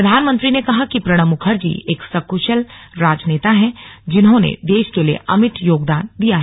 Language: Hindi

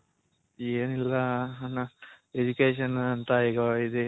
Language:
Kannada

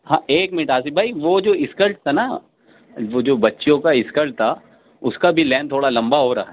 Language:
Urdu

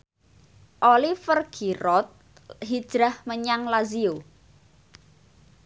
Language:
Javanese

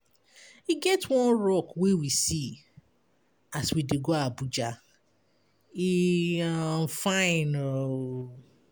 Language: Nigerian Pidgin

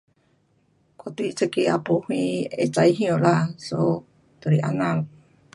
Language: Pu-Xian Chinese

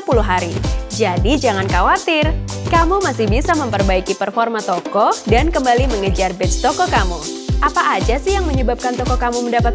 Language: Indonesian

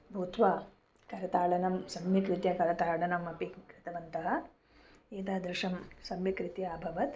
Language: Sanskrit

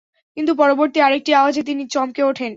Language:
Bangla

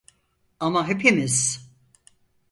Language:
Turkish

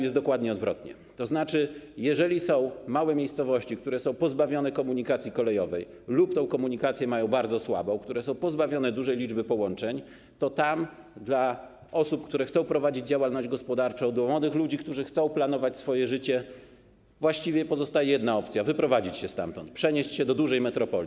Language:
Polish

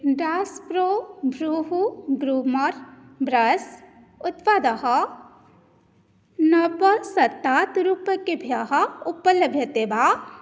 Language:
Sanskrit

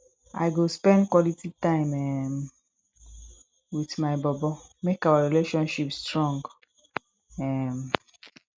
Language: Nigerian Pidgin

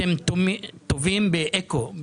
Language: Hebrew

